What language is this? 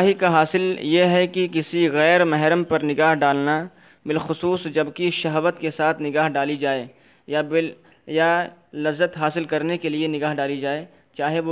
Urdu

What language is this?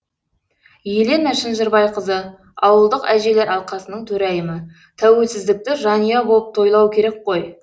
Kazakh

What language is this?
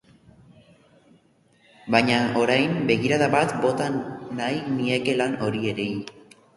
Basque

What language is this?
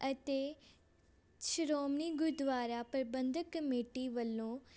Punjabi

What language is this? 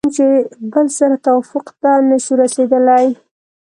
Pashto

